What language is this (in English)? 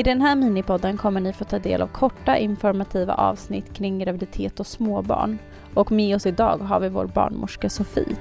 Swedish